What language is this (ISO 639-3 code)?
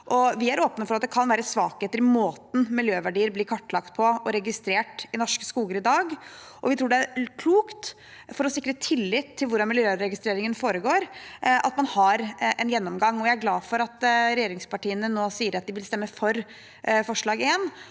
nor